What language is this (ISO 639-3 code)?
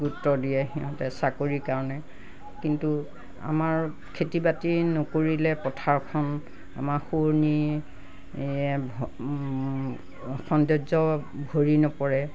asm